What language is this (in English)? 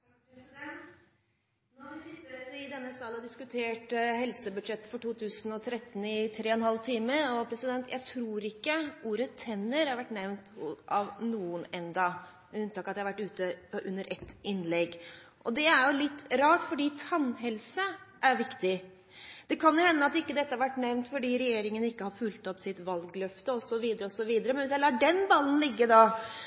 Norwegian